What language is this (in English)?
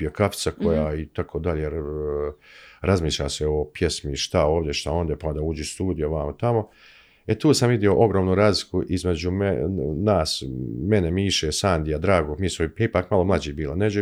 Croatian